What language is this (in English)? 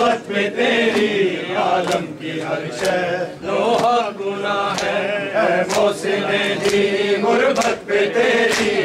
Arabic